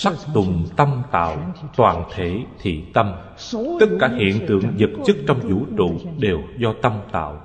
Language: Vietnamese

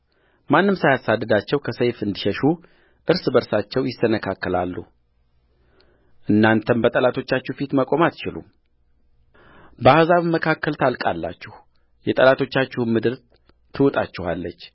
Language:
Amharic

